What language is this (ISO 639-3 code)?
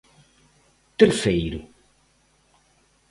glg